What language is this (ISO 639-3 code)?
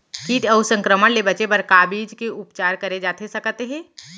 hne